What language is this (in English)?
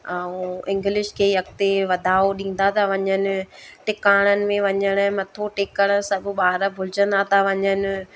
Sindhi